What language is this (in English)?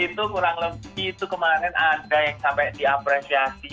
Indonesian